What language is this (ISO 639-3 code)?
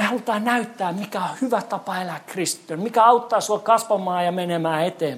fin